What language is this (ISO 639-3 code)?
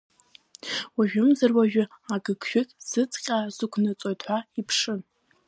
abk